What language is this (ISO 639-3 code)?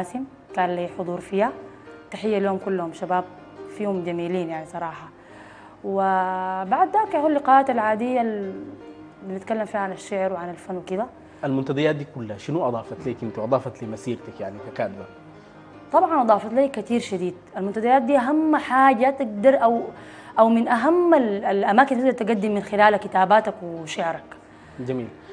ara